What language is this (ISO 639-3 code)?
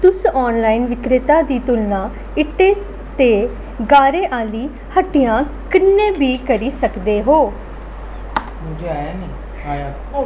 doi